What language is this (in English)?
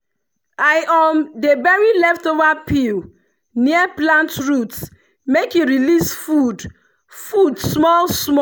Nigerian Pidgin